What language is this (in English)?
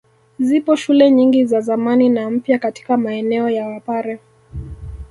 Swahili